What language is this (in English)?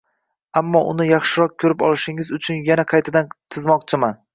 Uzbek